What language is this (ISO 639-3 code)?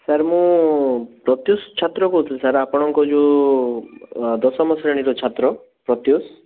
ori